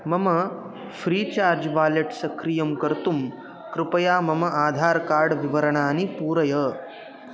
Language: Sanskrit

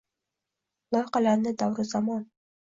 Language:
Uzbek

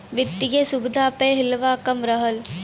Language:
Bhojpuri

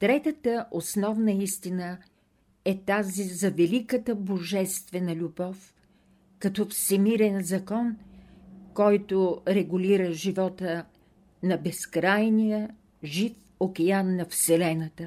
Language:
Bulgarian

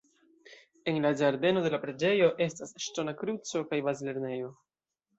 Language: Esperanto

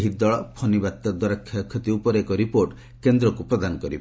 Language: Odia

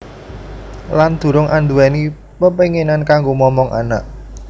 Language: Javanese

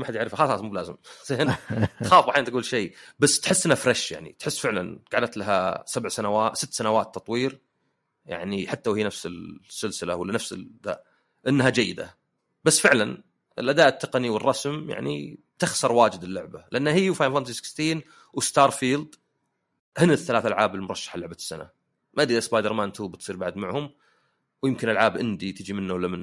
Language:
Arabic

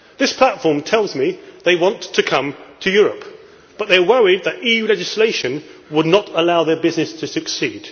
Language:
English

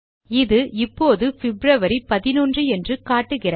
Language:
Tamil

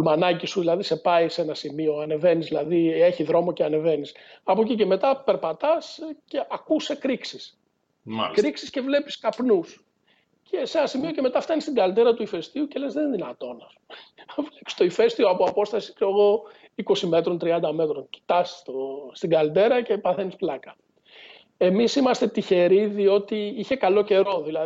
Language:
Greek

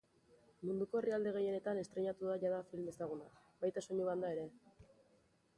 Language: Basque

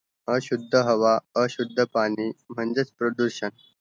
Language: Marathi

